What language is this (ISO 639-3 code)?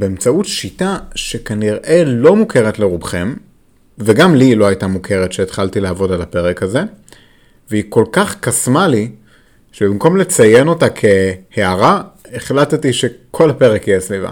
heb